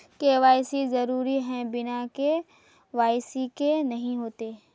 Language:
Magahi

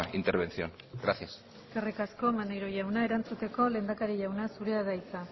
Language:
Basque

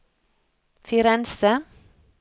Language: Norwegian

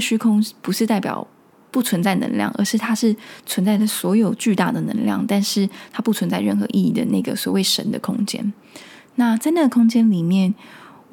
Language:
Chinese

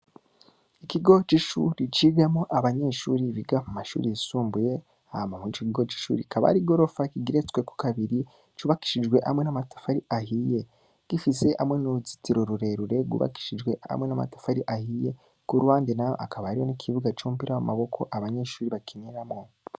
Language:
Rundi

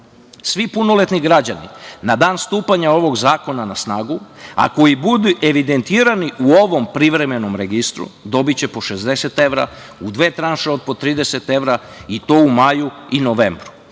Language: Serbian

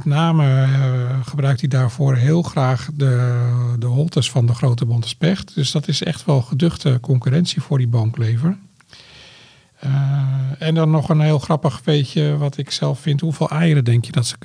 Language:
Dutch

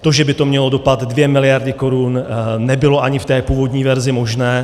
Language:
Czech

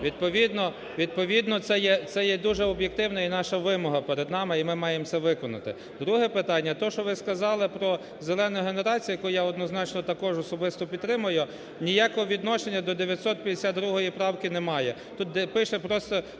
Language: Ukrainian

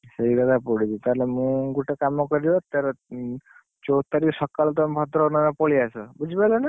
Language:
Odia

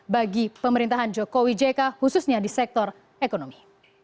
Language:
Indonesian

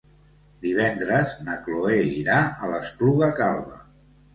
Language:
Catalan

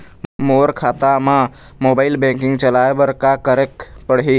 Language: Chhattisgarhi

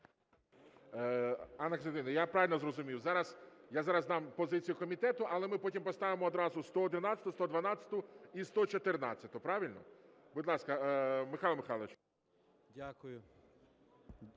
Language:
Ukrainian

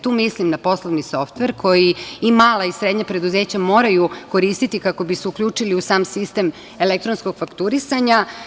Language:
Serbian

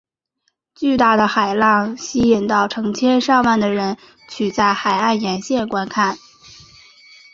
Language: Chinese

